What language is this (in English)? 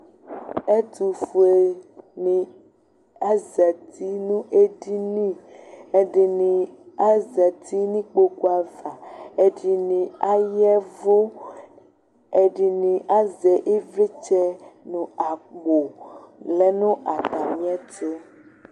Ikposo